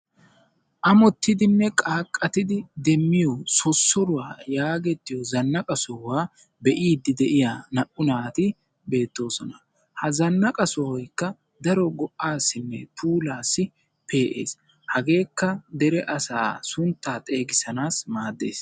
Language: Wolaytta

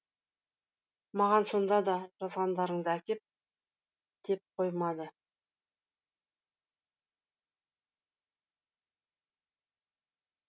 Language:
Kazakh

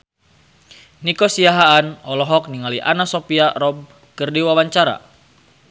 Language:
Sundanese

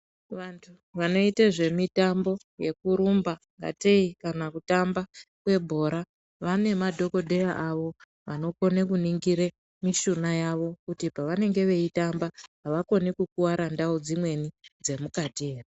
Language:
Ndau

